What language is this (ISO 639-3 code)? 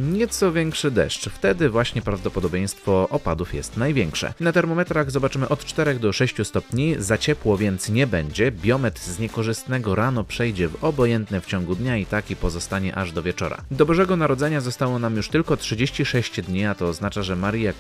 pol